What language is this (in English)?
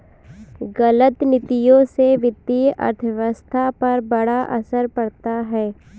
Hindi